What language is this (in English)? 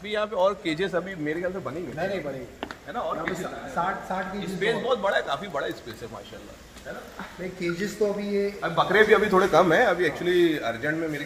Hindi